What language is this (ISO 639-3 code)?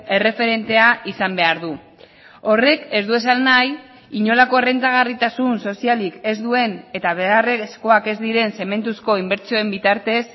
eus